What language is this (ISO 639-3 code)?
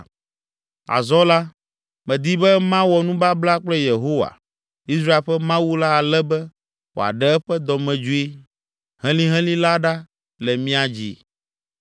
ewe